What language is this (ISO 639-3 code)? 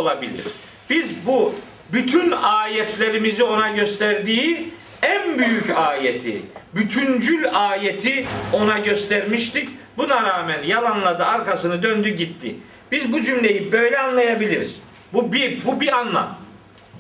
tur